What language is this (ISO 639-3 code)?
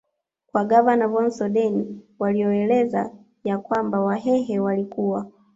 swa